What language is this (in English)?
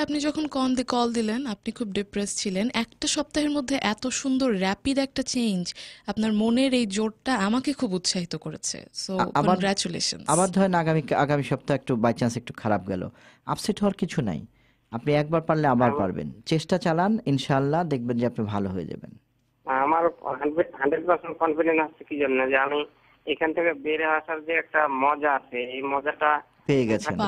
Czech